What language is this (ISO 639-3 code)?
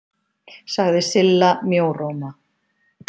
isl